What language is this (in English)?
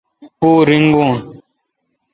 Kalkoti